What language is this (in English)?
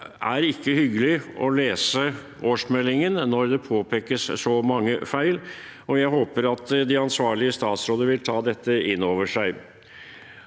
Norwegian